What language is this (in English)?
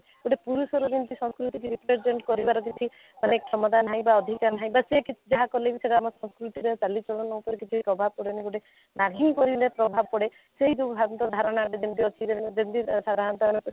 Odia